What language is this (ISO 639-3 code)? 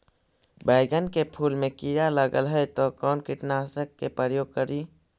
mag